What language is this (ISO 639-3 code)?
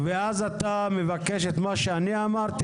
heb